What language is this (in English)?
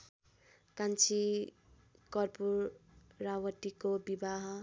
Nepali